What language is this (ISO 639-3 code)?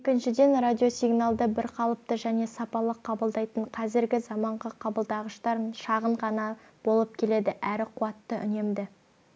kaz